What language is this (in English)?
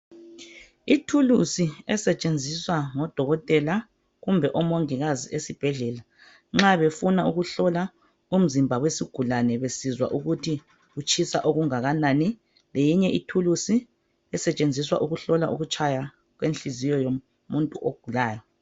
North Ndebele